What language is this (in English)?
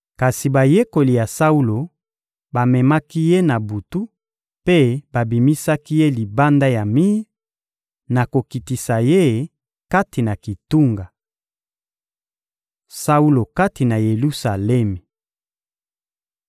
Lingala